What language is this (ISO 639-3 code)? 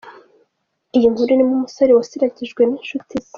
kin